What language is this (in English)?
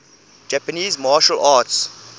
English